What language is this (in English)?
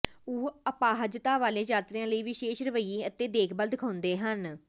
Punjabi